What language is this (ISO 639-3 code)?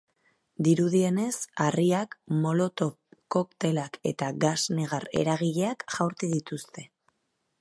eus